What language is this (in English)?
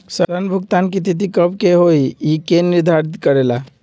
Magahi